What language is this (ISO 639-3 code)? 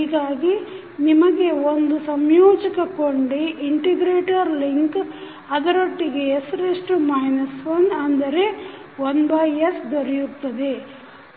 kan